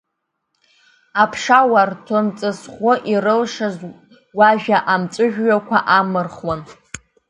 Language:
Abkhazian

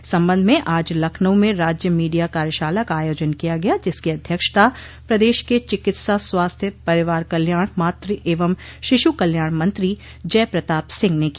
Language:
Hindi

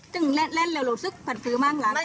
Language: Thai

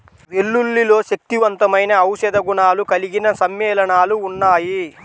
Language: Telugu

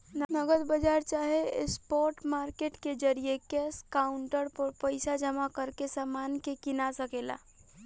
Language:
Bhojpuri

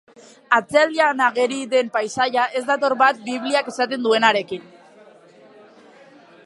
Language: Basque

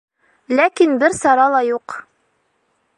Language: Bashkir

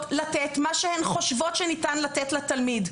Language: Hebrew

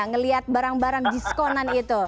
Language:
Indonesian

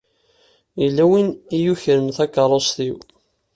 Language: Kabyle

